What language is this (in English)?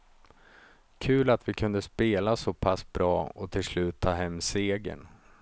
Swedish